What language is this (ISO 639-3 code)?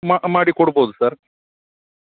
kan